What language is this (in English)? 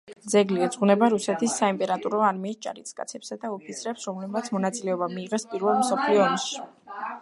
Georgian